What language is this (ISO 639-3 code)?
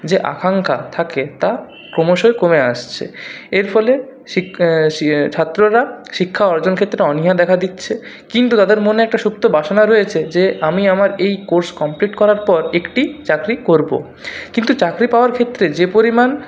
ben